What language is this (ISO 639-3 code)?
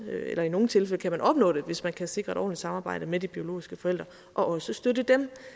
dan